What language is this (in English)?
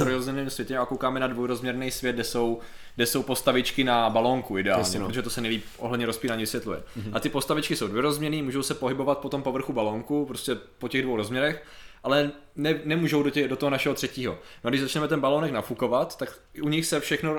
Czech